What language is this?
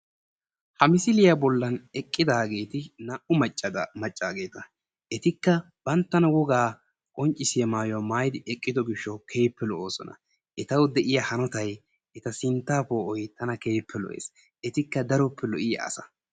Wolaytta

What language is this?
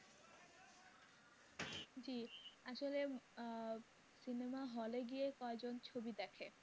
Bangla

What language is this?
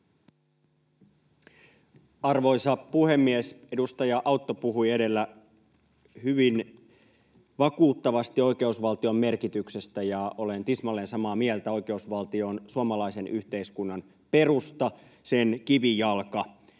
Finnish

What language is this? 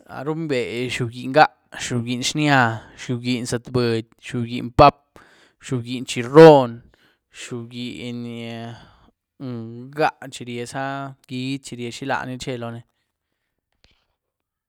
Güilá Zapotec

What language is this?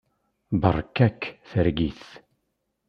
Kabyle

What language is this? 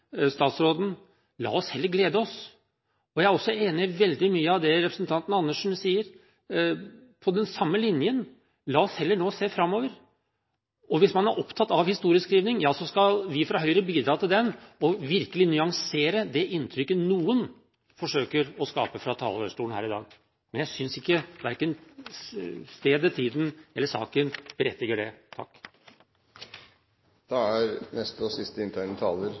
Norwegian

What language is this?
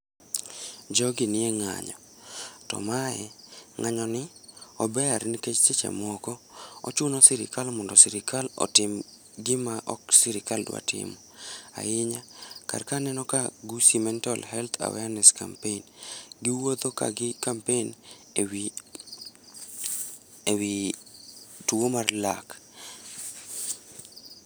Luo (Kenya and Tanzania)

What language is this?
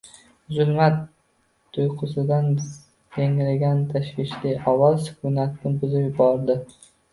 Uzbek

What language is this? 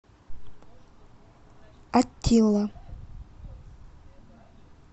Russian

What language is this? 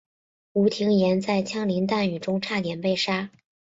Chinese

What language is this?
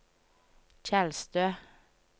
Norwegian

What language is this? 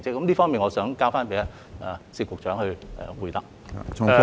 Cantonese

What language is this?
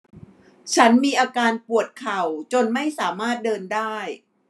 Thai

